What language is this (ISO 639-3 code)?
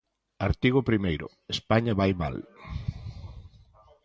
glg